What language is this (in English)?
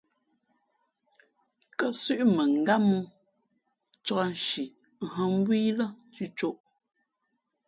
Fe'fe'